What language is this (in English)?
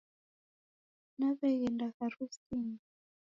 Taita